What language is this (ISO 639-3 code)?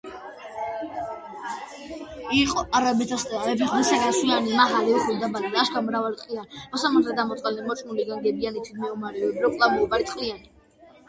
kat